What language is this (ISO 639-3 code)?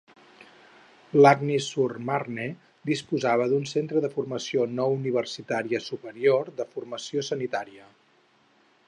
cat